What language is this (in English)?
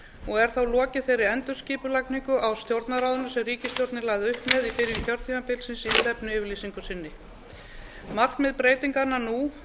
Icelandic